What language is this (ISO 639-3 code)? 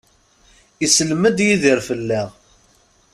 kab